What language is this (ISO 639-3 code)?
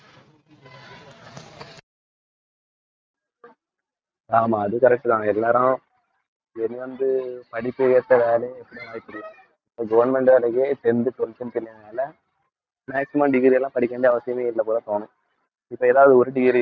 tam